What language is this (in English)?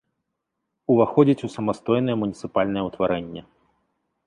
Belarusian